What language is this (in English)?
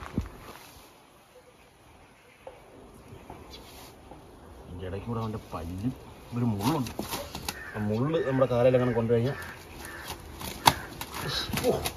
Malayalam